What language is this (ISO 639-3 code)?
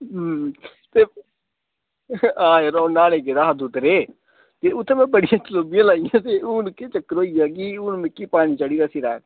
doi